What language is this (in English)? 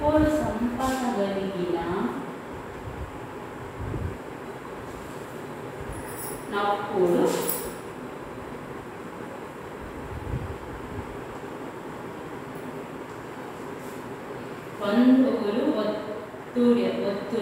Indonesian